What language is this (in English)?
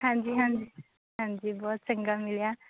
Punjabi